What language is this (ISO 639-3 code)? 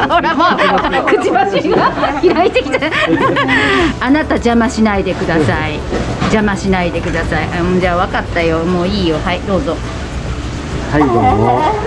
jpn